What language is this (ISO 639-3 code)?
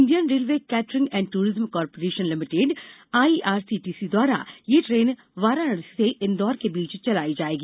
hin